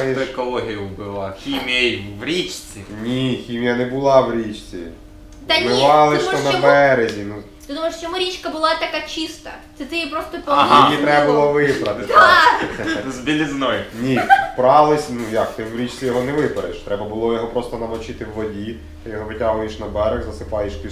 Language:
Ukrainian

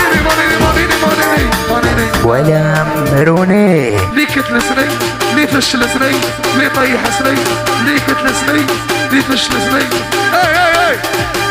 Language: Arabic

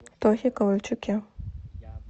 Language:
Russian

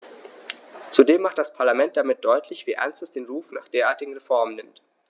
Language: German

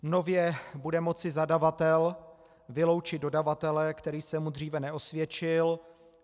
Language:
Czech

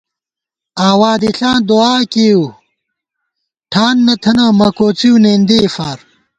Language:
Gawar-Bati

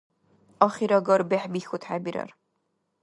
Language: Dargwa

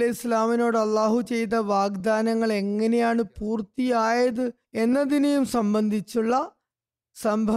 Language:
Malayalam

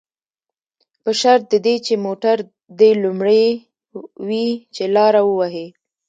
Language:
Pashto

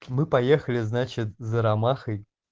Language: Russian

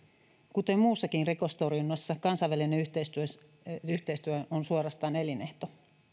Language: Finnish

